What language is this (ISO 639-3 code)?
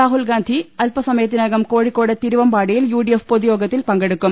mal